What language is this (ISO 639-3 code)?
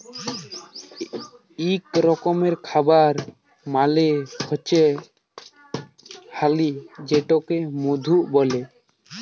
ben